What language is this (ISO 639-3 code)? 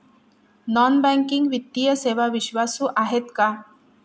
mar